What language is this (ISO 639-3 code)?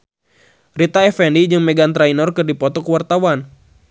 sun